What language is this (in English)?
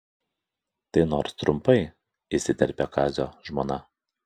Lithuanian